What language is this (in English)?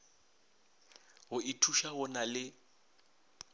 Northern Sotho